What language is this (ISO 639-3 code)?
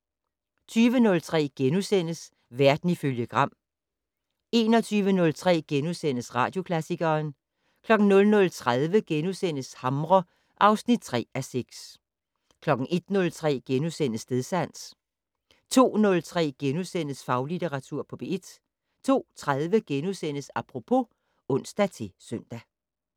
dan